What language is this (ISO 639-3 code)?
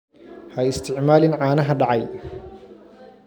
som